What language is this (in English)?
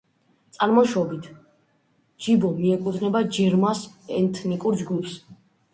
Georgian